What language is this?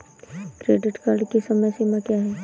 Hindi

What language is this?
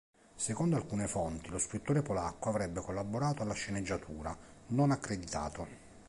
Italian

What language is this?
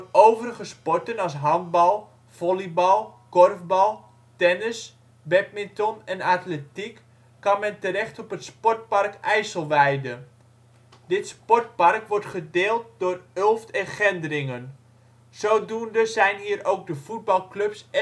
Dutch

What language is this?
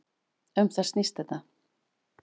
Icelandic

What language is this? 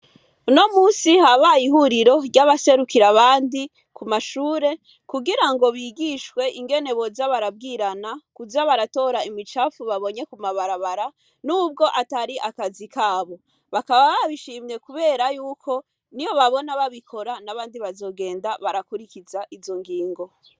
Rundi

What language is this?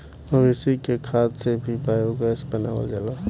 Bhojpuri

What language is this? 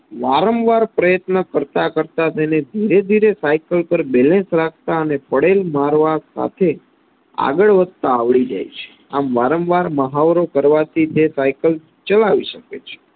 Gujarati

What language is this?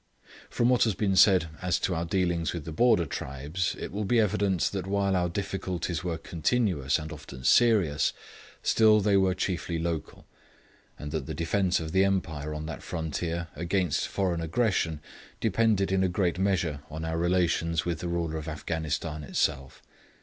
English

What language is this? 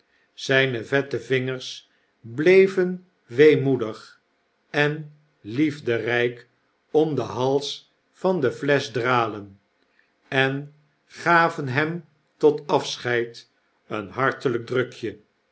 Dutch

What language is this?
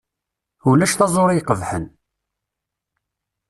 Kabyle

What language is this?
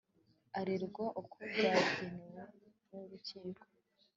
Kinyarwanda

